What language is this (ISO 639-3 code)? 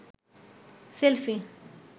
ben